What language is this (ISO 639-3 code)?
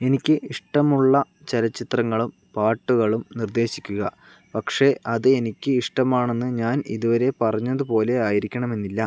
mal